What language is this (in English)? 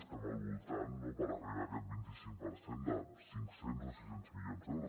Catalan